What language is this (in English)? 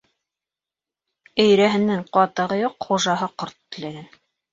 Bashkir